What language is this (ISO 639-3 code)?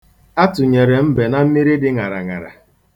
ibo